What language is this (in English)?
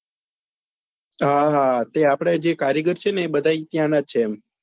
Gujarati